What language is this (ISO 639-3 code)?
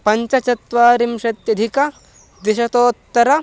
san